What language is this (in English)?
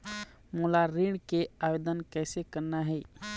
Chhattisgarhi